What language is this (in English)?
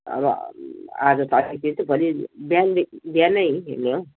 Nepali